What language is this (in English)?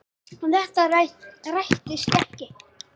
Icelandic